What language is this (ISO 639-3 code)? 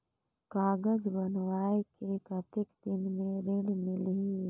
hne